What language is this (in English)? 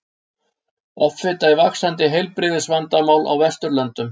Icelandic